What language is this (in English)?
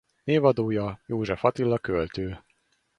Hungarian